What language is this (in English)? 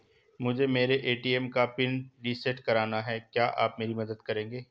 Hindi